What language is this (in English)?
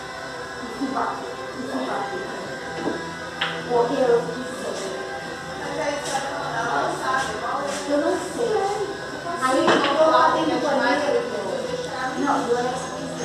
Thai